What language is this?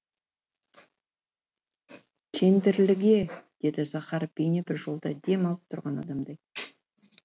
Kazakh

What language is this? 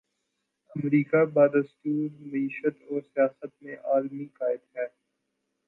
Urdu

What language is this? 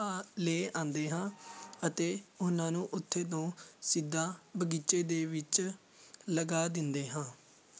Punjabi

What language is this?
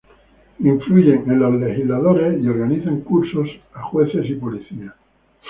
Spanish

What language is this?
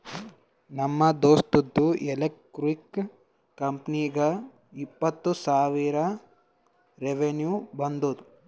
Kannada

